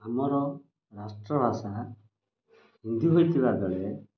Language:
Odia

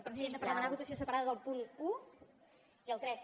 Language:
Catalan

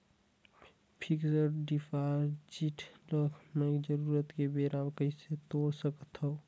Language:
Chhattisgarhi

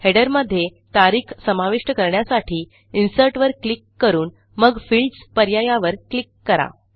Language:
Marathi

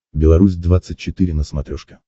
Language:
Russian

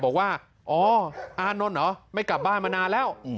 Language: Thai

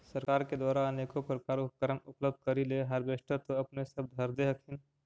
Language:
Magahi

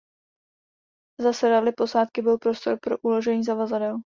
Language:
Czech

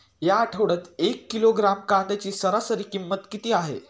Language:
Marathi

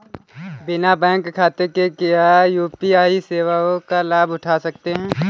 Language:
Hindi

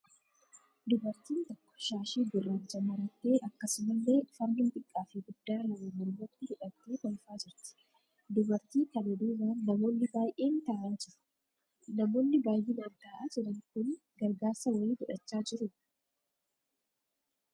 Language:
Oromo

